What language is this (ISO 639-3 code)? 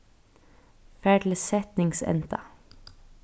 fao